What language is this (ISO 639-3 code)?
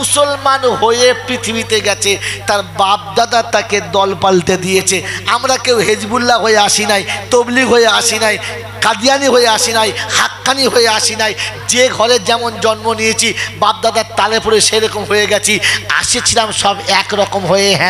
ara